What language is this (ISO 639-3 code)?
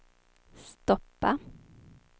swe